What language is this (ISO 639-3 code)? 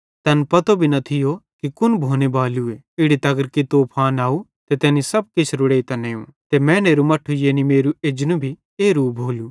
bhd